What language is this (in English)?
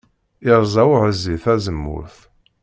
Kabyle